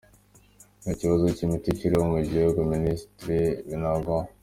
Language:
Kinyarwanda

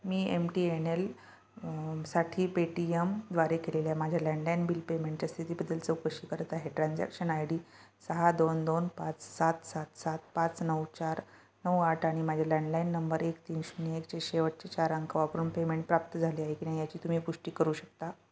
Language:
Marathi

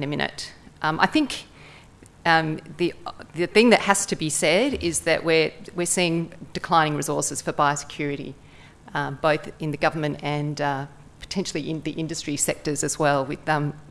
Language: English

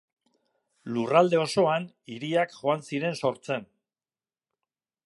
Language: Basque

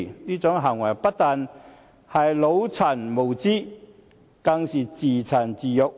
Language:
Cantonese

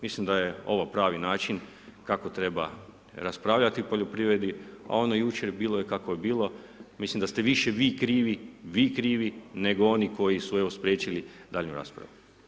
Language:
Croatian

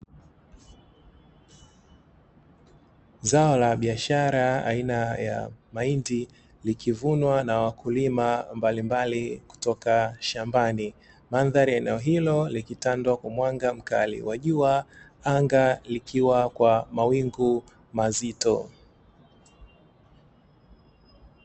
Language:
Swahili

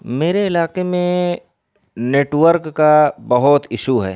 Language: Urdu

